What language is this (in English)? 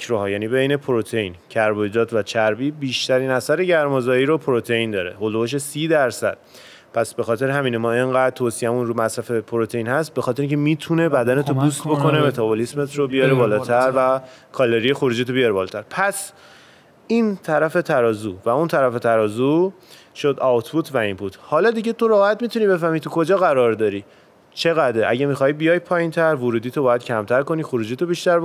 Persian